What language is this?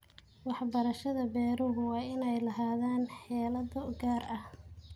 Somali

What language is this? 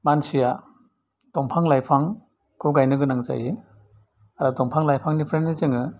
Bodo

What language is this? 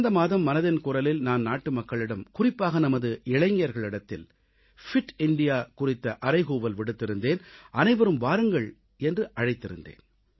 Tamil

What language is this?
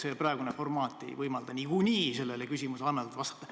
Estonian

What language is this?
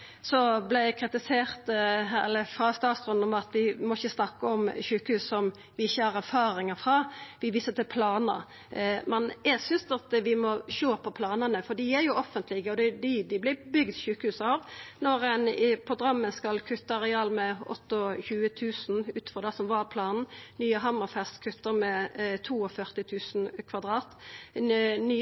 Norwegian Nynorsk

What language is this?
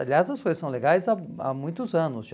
Portuguese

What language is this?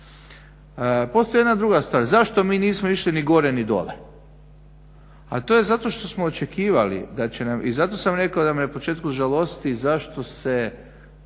Croatian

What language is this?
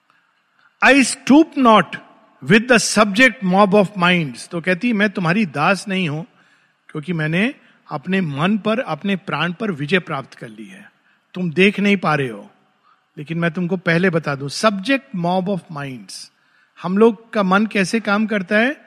Hindi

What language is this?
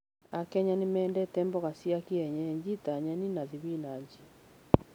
Kikuyu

